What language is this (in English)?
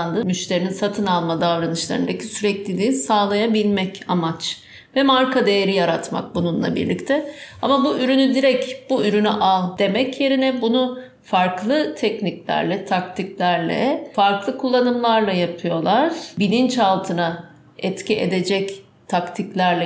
Turkish